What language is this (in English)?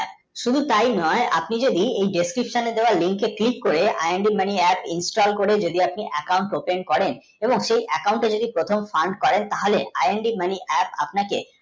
Bangla